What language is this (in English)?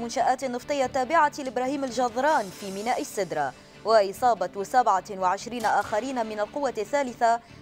Arabic